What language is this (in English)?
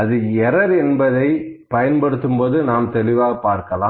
Tamil